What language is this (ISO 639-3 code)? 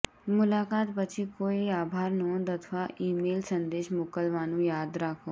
guj